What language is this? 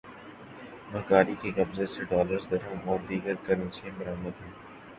Urdu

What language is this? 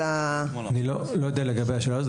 Hebrew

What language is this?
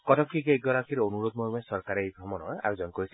Assamese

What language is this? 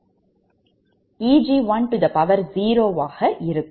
Tamil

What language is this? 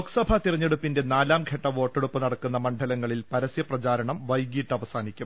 Malayalam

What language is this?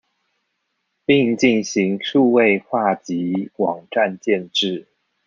Chinese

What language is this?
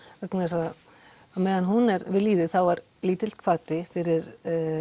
Icelandic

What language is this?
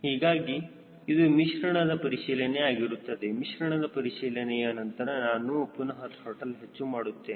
Kannada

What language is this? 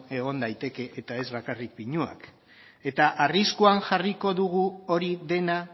Basque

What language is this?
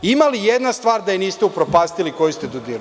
Serbian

